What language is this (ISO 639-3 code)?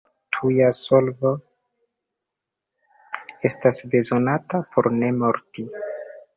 epo